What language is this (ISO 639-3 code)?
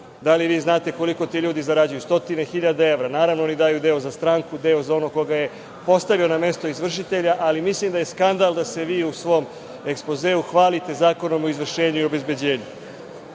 srp